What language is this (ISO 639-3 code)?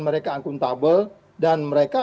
ind